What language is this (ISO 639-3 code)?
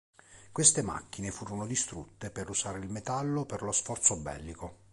ita